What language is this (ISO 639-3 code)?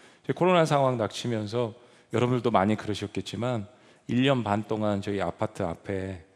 kor